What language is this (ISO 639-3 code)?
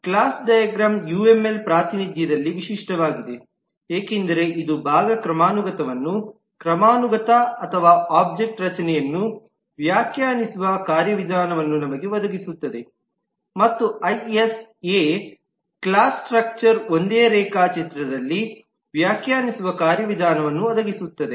kan